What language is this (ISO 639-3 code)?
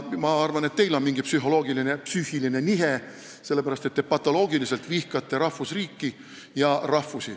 est